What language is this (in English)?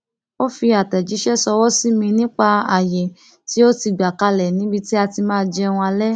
Yoruba